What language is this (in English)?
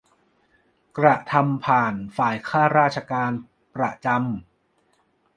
Thai